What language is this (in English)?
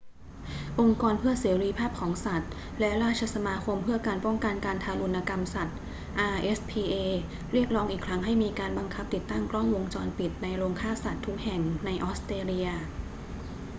Thai